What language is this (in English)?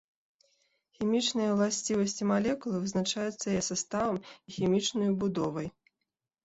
Belarusian